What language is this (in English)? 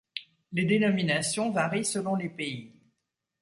French